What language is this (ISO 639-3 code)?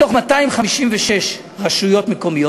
heb